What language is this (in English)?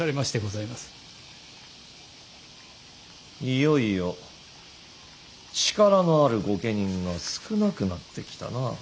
Japanese